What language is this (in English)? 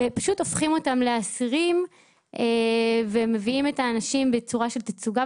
Hebrew